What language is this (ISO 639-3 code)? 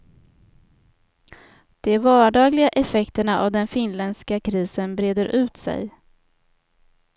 swe